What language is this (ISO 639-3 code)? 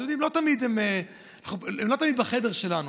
heb